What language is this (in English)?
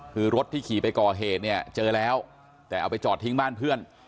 Thai